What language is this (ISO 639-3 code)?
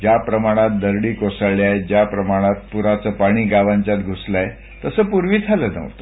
mar